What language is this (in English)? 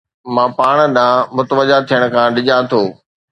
Sindhi